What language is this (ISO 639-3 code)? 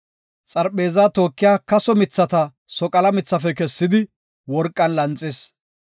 gof